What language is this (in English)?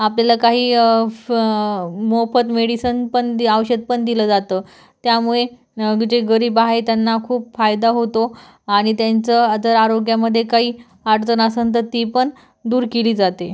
Marathi